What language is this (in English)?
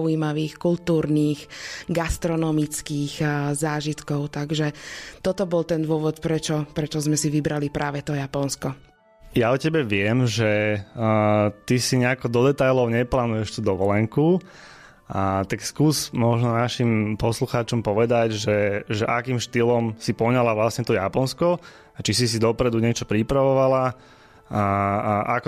Slovak